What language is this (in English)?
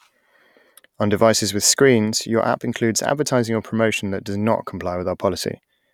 English